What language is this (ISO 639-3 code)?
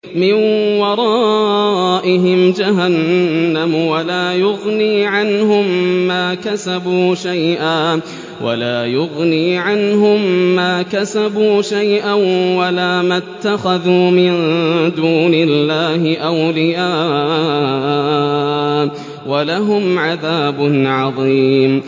ara